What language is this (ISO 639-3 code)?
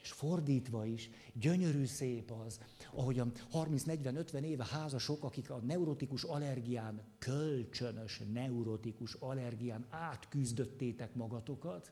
hun